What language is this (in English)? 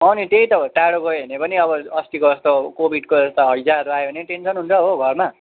Nepali